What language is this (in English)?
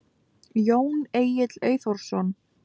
Icelandic